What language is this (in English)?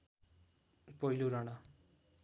Nepali